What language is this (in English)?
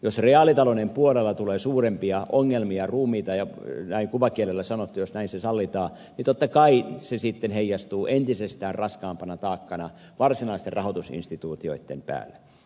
Finnish